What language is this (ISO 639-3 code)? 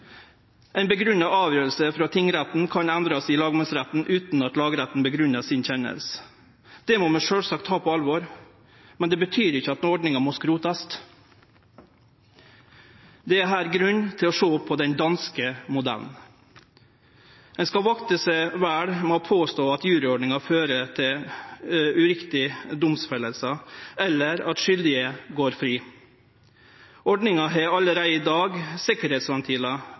nno